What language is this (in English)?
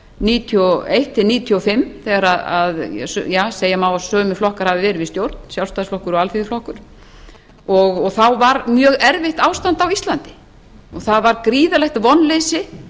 Icelandic